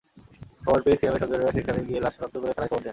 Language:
Bangla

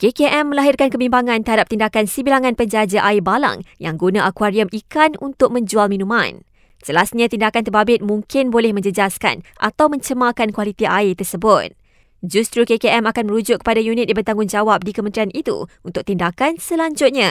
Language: Malay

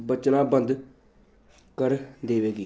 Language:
Punjabi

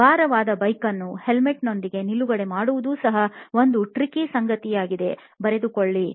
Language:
Kannada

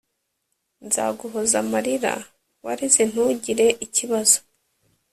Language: Kinyarwanda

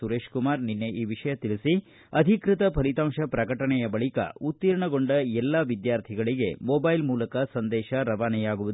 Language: Kannada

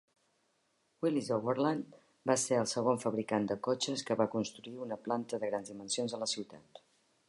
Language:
Catalan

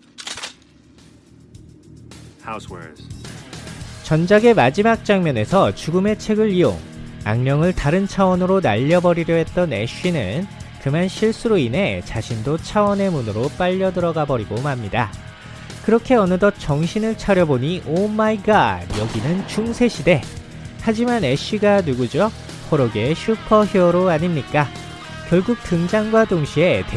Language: Korean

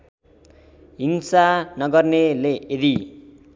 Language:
Nepali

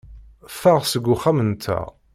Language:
Kabyle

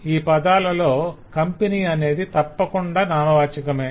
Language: Telugu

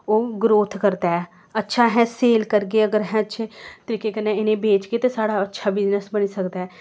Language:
Dogri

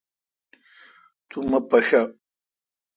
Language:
Kalkoti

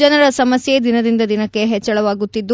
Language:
Kannada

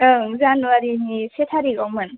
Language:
Bodo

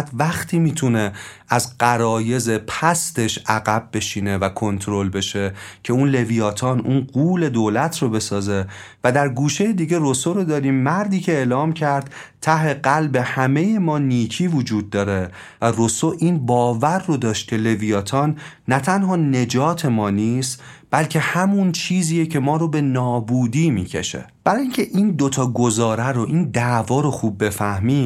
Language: Persian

